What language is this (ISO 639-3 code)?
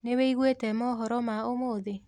kik